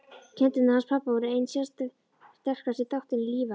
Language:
Icelandic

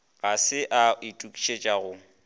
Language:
Northern Sotho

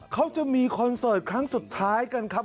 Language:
Thai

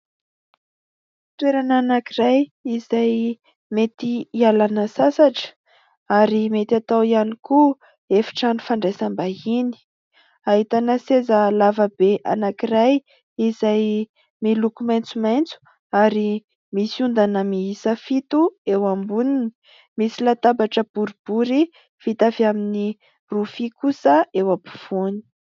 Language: Malagasy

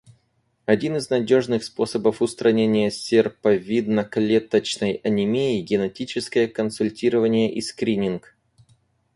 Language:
Russian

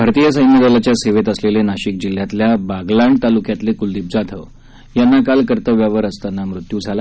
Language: Marathi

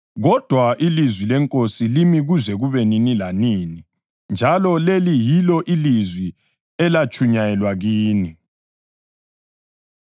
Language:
North Ndebele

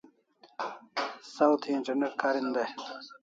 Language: Kalasha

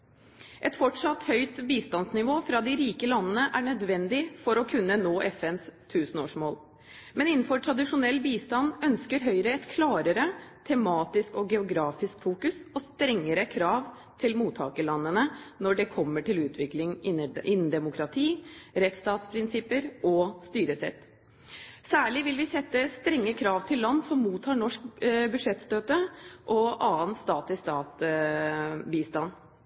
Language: Norwegian Bokmål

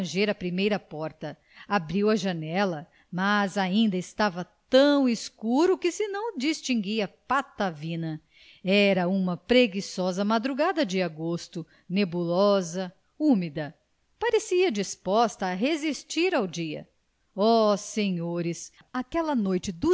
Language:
Portuguese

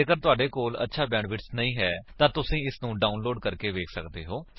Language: Punjabi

